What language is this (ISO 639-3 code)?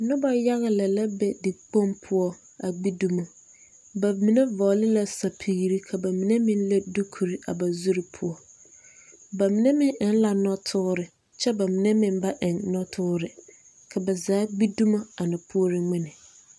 dga